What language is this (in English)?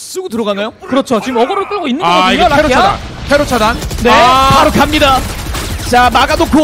Korean